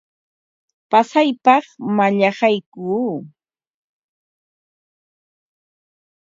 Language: Ambo-Pasco Quechua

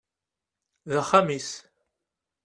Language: Kabyle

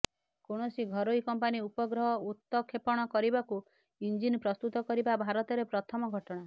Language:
Odia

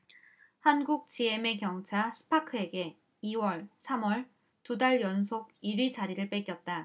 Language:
Korean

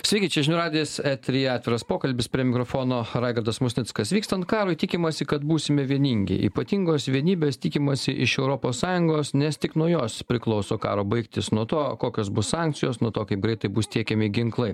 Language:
Lithuanian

